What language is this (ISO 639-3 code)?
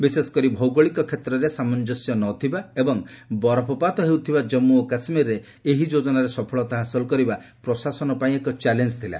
ori